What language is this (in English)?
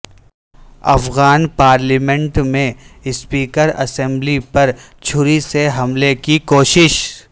Urdu